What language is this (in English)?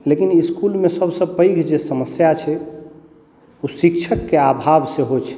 Maithili